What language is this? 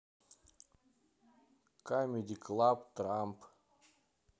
Russian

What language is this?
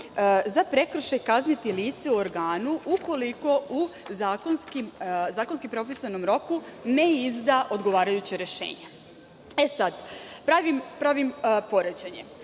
Serbian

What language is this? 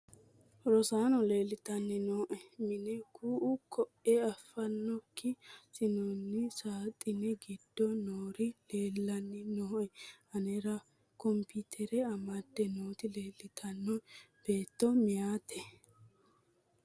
Sidamo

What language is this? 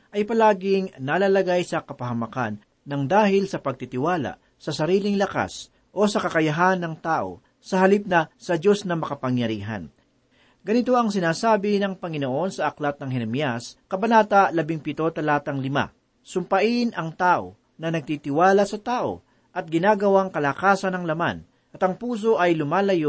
Filipino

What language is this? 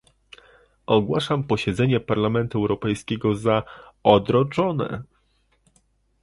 Polish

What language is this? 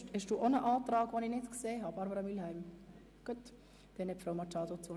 Swiss German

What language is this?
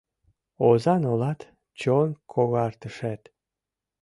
Mari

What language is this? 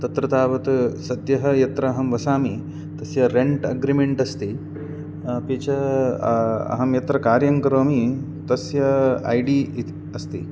Sanskrit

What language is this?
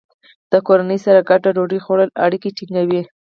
Pashto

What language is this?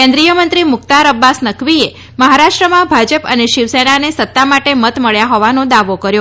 Gujarati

